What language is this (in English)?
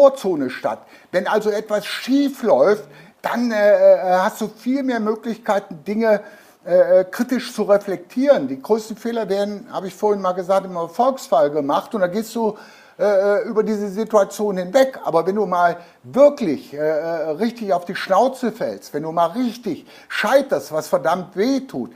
German